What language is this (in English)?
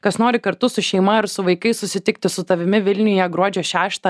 Lithuanian